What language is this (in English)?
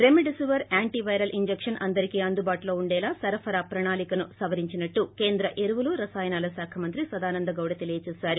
Telugu